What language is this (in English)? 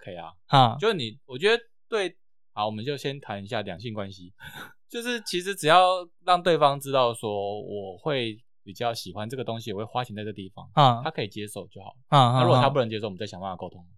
Chinese